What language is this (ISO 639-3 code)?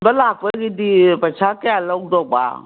mni